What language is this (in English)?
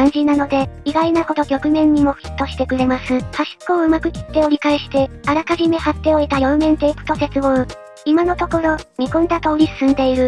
Japanese